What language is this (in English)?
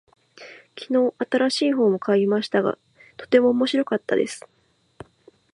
Japanese